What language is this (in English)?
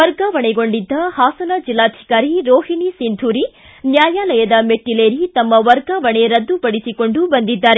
Kannada